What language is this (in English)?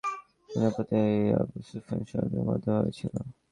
Bangla